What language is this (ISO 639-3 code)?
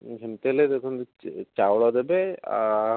ori